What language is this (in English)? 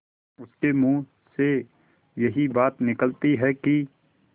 Hindi